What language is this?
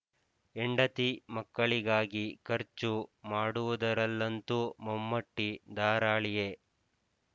Kannada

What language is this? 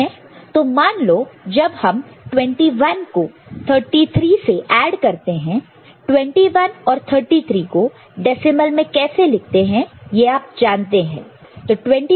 Hindi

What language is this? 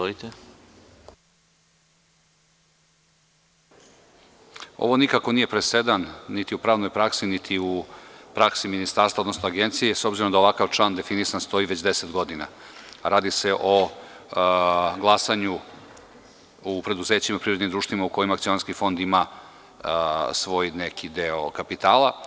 Serbian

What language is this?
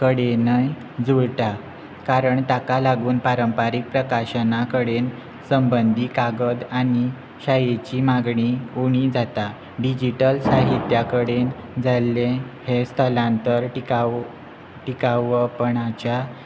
Konkani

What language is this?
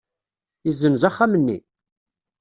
Kabyle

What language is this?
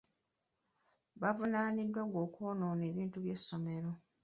Ganda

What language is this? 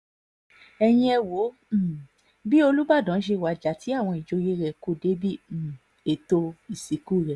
Yoruba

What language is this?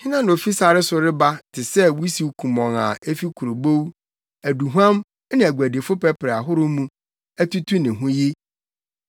Akan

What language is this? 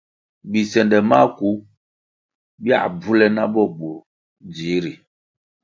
Kwasio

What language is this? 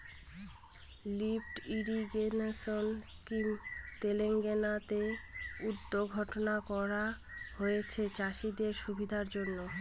Bangla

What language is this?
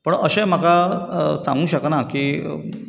Konkani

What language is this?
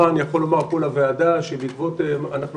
Hebrew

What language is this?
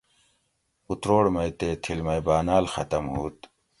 Gawri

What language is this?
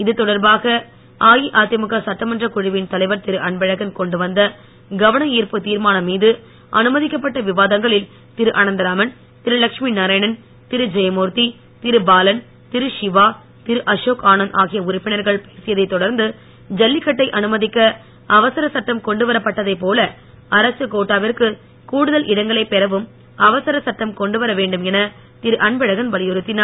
Tamil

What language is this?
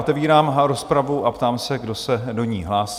Czech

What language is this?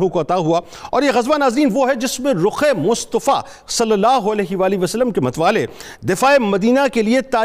Urdu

